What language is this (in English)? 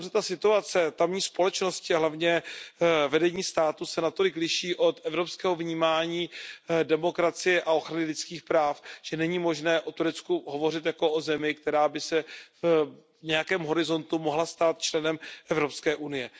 Czech